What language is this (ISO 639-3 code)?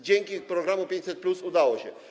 pol